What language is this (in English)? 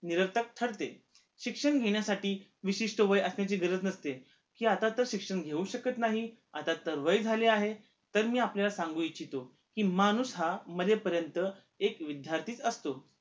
Marathi